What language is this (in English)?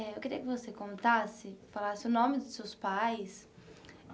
Portuguese